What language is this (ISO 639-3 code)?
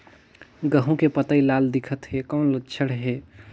hne